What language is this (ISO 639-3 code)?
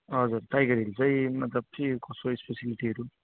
nep